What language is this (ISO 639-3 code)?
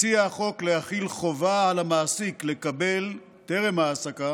heb